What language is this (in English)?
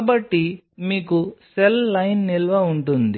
Telugu